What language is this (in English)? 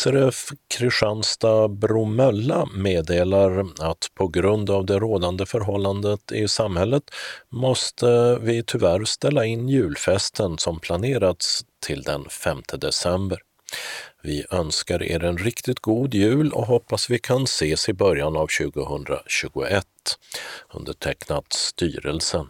Swedish